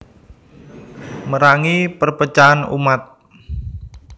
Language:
Javanese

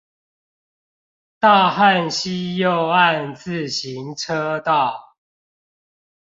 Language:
Chinese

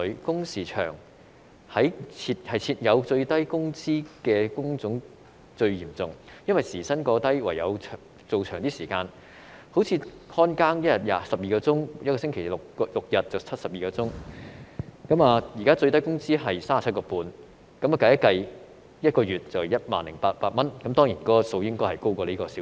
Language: Cantonese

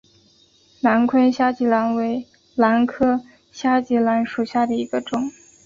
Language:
Chinese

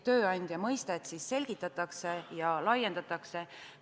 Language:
Estonian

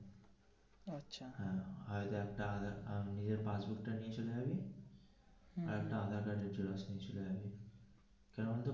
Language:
Bangla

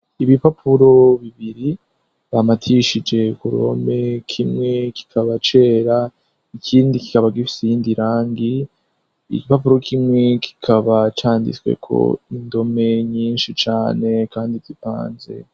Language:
Rundi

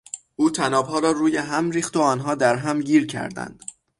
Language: Persian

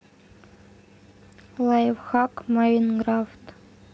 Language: Russian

